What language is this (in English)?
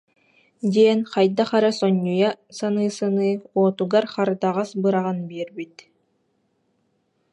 Yakut